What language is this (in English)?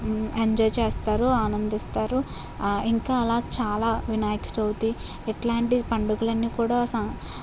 Telugu